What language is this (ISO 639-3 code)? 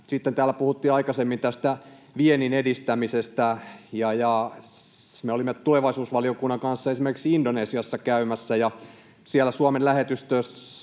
fin